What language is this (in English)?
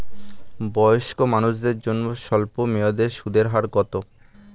Bangla